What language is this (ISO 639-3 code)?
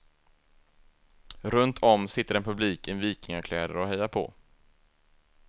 swe